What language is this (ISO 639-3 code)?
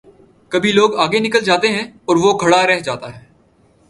urd